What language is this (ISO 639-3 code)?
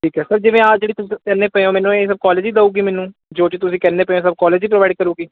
pan